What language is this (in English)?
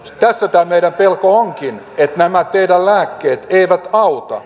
Finnish